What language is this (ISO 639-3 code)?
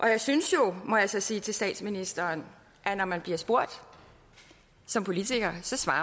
dan